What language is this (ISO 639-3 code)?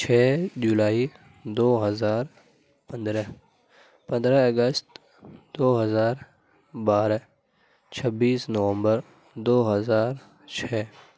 urd